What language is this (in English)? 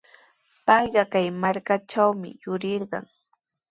Sihuas Ancash Quechua